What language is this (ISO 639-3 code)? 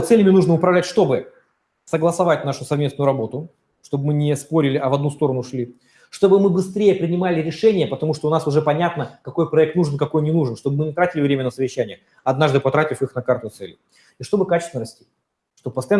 rus